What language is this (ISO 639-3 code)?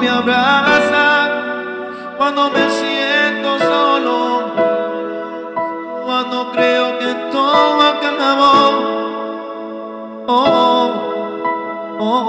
spa